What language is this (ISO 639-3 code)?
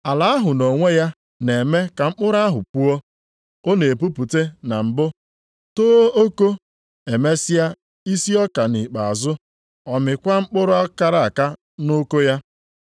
ibo